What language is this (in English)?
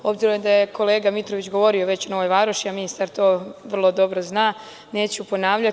Serbian